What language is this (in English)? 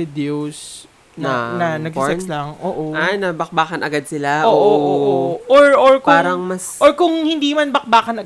Filipino